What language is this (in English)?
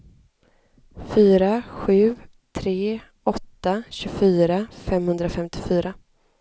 Swedish